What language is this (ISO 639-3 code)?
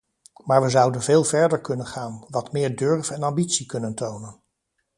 nld